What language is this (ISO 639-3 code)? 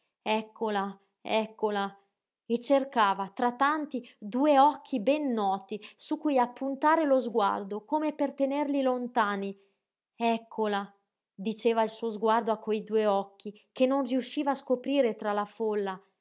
ita